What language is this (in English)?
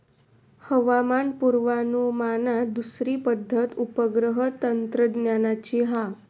Marathi